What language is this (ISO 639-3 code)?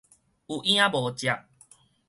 nan